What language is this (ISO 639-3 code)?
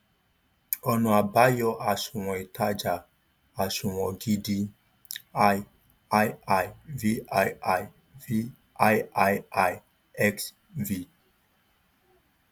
yor